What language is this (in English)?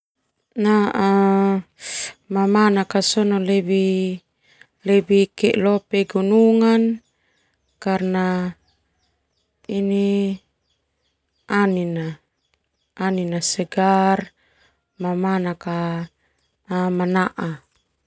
Termanu